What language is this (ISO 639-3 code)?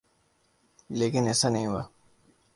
urd